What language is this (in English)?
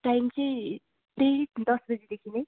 Nepali